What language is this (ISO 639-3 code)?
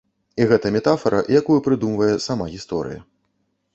bel